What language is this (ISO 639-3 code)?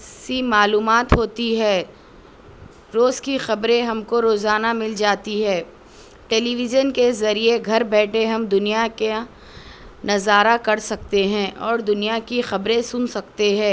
urd